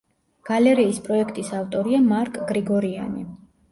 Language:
Georgian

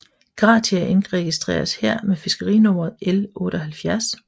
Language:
Danish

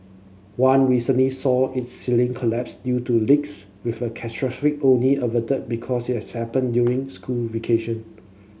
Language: English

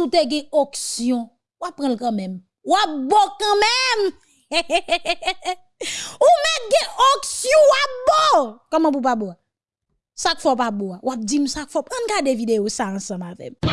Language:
French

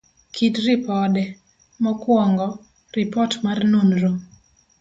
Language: Luo (Kenya and Tanzania)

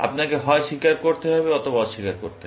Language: Bangla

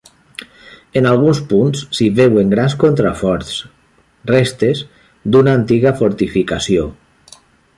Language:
Catalan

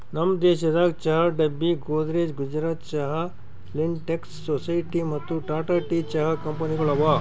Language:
Kannada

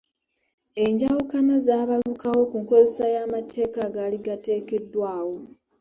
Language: Ganda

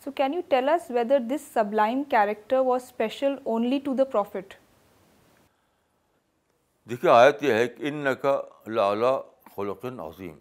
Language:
Urdu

